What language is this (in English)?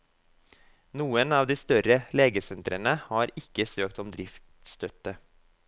Norwegian